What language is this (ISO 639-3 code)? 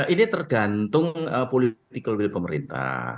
ind